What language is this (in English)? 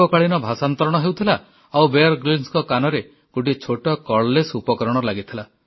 Odia